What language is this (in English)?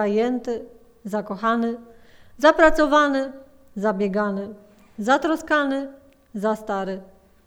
Polish